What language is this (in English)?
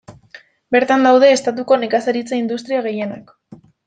Basque